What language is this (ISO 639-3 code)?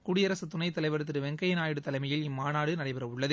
tam